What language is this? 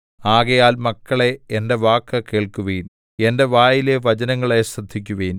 Malayalam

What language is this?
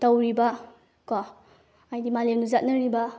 Manipuri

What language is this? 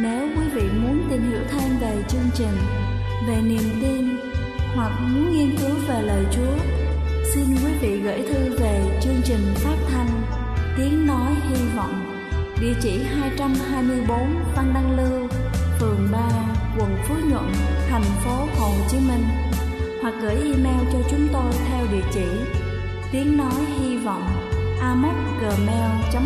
Vietnamese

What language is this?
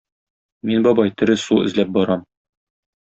Tatar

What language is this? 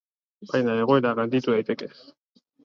Basque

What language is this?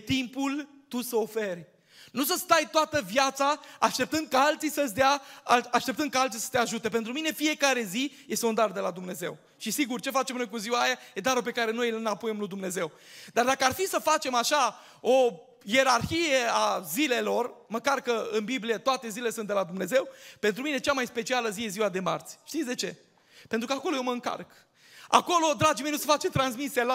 Romanian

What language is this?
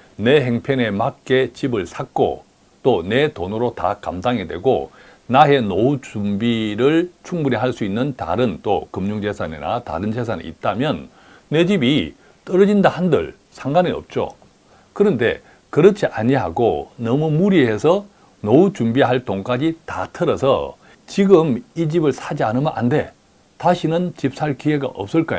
Korean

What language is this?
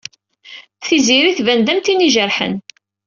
Kabyle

